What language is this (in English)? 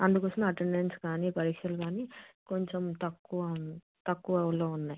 Telugu